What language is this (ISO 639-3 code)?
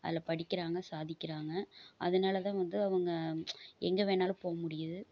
tam